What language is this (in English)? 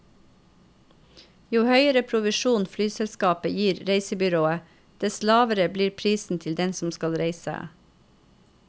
Norwegian